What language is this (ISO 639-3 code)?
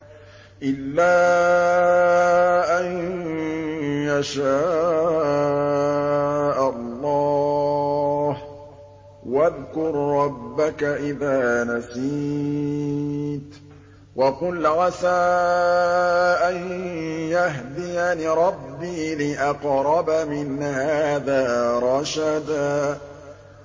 ara